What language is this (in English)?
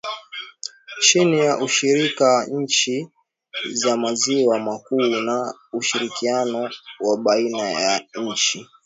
Swahili